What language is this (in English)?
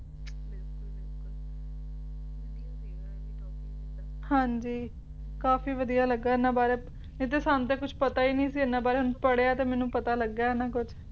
Punjabi